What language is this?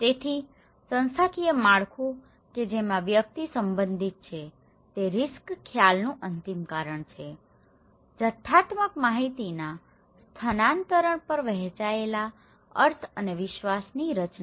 Gujarati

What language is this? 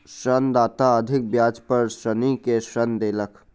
Maithili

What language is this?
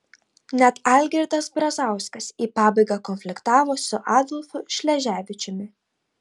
Lithuanian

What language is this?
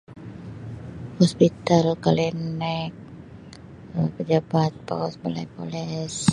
Sabah Malay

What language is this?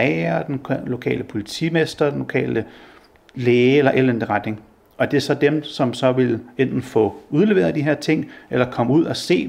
Danish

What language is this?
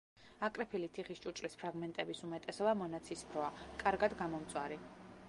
Georgian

